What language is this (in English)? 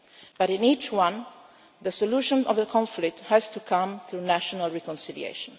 English